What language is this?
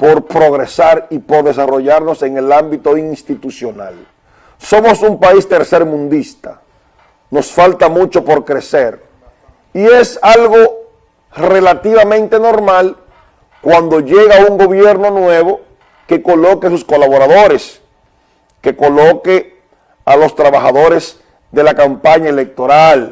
Spanish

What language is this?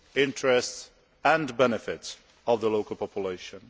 English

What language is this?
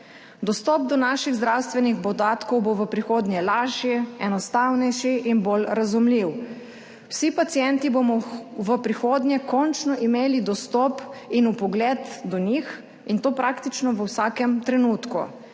Slovenian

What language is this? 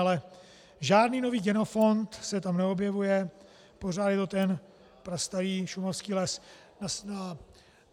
Czech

